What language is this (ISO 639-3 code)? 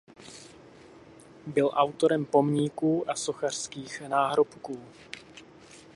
ces